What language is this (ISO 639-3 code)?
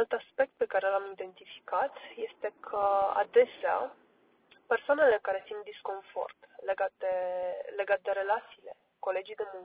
ron